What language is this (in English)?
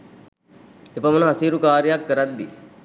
Sinhala